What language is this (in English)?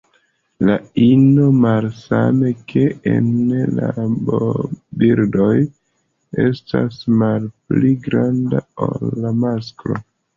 Esperanto